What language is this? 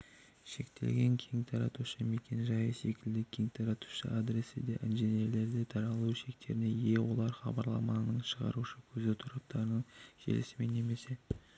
Kazakh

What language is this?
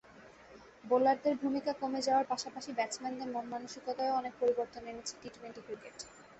Bangla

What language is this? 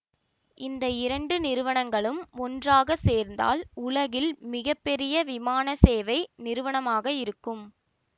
Tamil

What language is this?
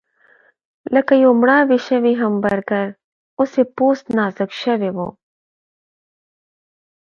Pashto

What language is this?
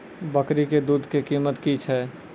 Maithili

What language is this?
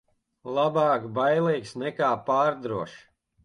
Latvian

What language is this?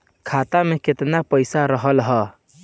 Bhojpuri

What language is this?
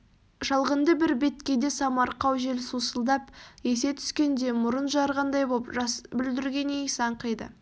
Kazakh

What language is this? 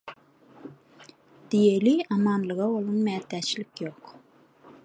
Turkmen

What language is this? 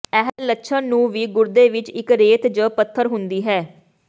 Punjabi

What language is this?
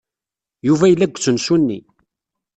Kabyle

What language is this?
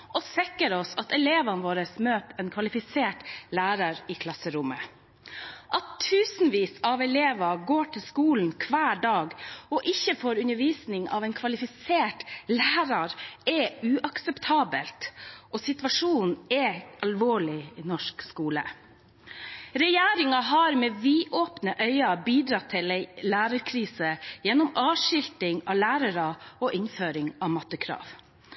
Norwegian Bokmål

